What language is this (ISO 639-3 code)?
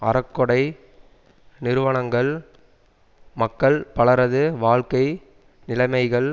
tam